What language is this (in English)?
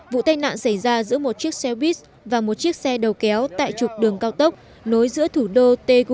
Vietnamese